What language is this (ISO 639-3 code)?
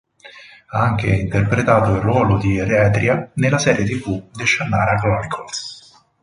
ita